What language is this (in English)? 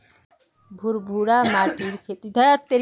Magahi